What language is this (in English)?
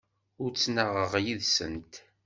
Kabyle